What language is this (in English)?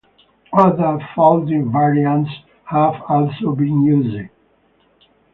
English